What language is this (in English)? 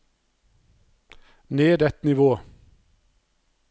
Norwegian